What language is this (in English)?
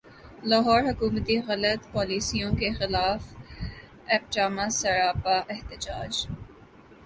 Urdu